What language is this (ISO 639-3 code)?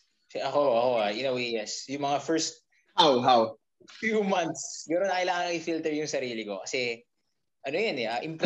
fil